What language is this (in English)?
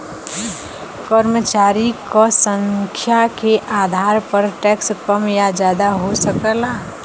Bhojpuri